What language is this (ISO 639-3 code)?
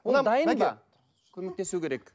kaz